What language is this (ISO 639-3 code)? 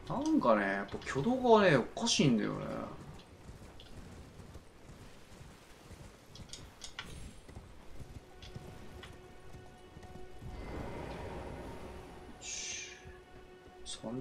jpn